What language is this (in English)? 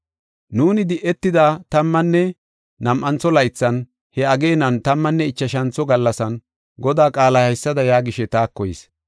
Gofa